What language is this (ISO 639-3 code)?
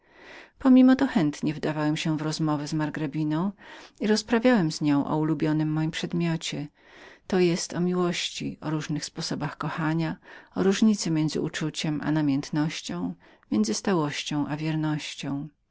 pol